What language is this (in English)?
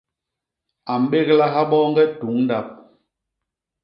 Basaa